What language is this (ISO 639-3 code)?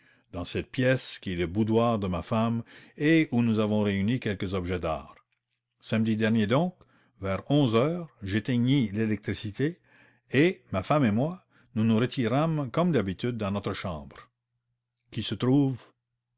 fra